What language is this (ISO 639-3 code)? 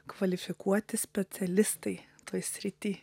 lit